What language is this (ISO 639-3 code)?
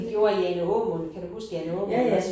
dan